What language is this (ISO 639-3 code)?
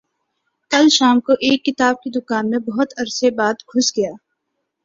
urd